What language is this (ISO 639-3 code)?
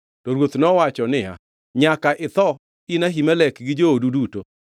luo